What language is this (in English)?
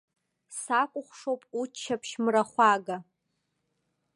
Abkhazian